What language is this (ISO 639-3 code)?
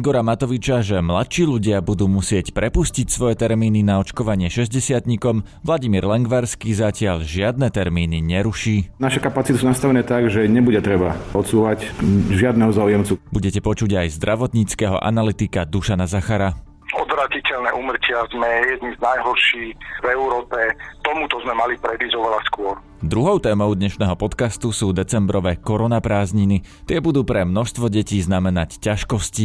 slk